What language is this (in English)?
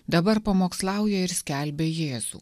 Lithuanian